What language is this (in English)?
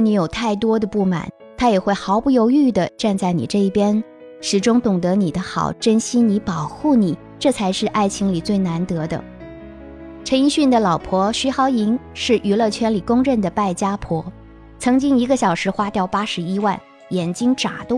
Chinese